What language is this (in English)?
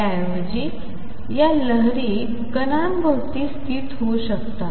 Marathi